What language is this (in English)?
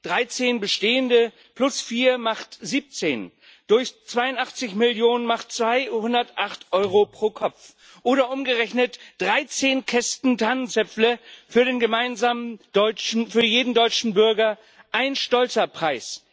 German